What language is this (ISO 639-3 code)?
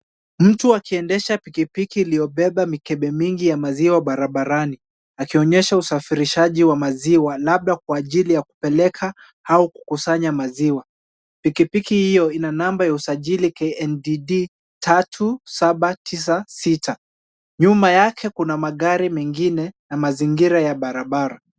swa